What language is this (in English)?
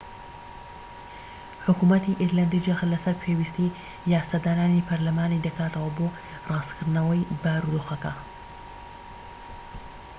Central Kurdish